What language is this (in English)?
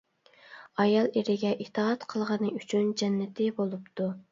Uyghur